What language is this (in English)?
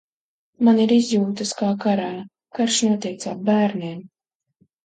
Latvian